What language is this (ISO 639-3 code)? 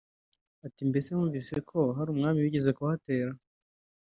kin